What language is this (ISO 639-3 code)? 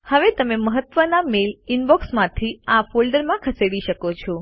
guj